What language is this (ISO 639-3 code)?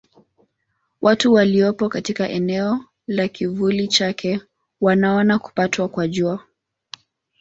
swa